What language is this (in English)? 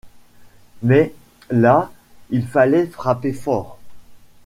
French